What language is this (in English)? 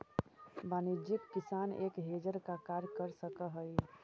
Magahi